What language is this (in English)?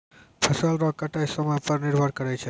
Maithili